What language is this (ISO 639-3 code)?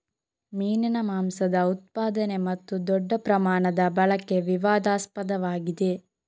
kan